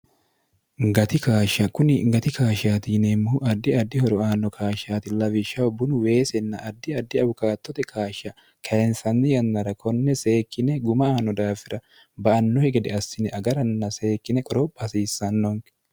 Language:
Sidamo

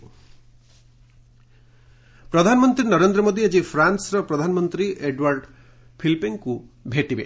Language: Odia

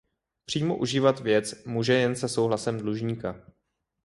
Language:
Czech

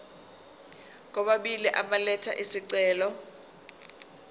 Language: Zulu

